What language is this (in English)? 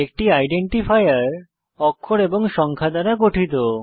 Bangla